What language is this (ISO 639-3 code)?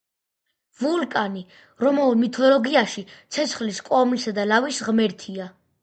kat